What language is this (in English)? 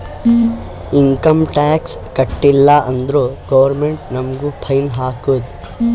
Kannada